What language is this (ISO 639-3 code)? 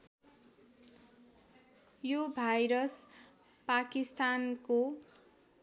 nep